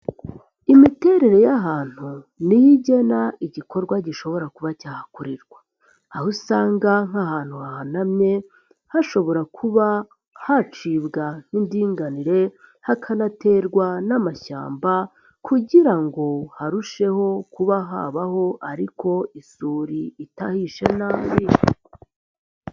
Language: Kinyarwanda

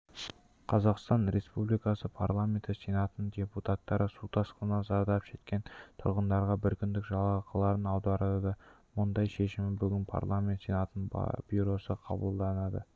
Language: Kazakh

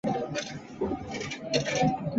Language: Chinese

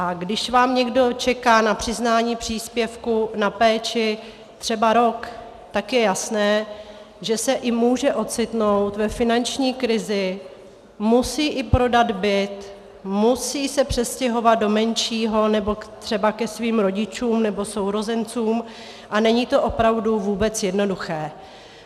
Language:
Czech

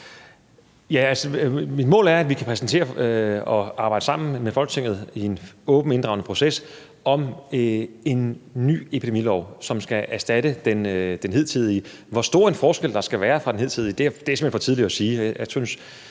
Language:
Danish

